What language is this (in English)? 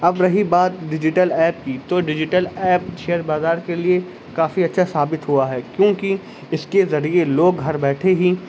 Urdu